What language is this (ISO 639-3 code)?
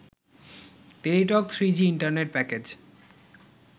ben